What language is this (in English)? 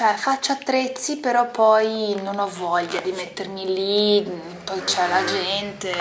Italian